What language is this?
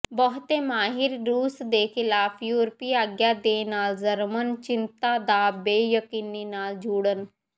Punjabi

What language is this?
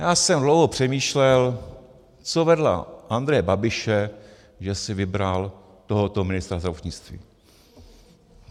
Czech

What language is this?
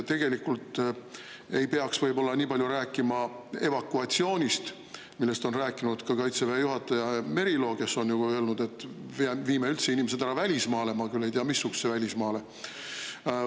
Estonian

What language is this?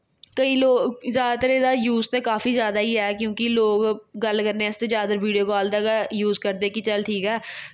Dogri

